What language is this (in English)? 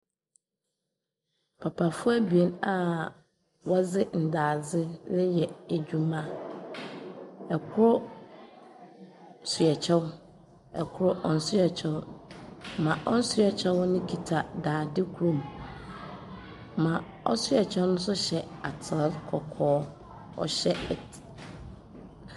Akan